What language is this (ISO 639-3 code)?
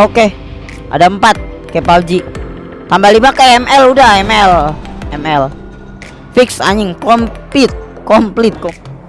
ind